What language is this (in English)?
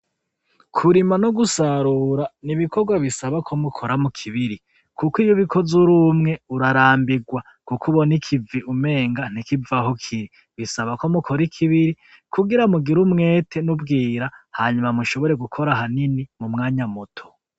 Rundi